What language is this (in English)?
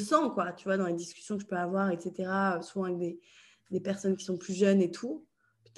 French